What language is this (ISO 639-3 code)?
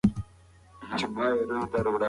pus